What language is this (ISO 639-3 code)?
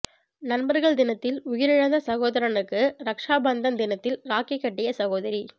tam